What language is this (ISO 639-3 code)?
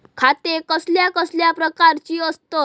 mar